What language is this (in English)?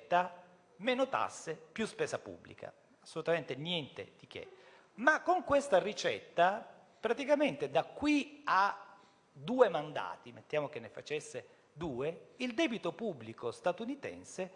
Italian